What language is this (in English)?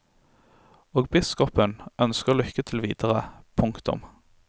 Norwegian